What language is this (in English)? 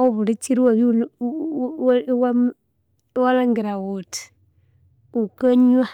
Konzo